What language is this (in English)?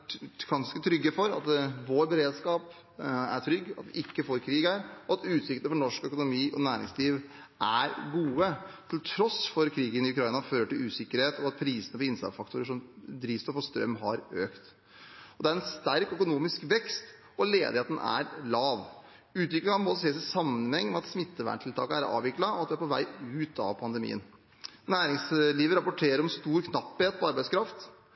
Norwegian Bokmål